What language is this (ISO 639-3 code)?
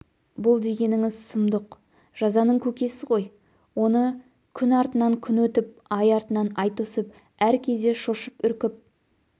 kaz